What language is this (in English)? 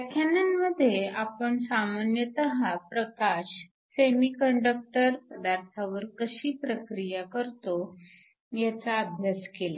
Marathi